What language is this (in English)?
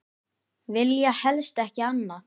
Icelandic